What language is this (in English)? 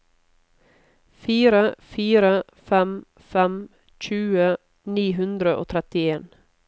Norwegian